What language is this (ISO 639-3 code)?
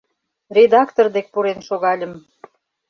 chm